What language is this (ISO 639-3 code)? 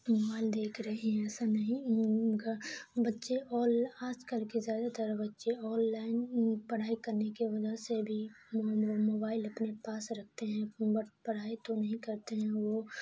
urd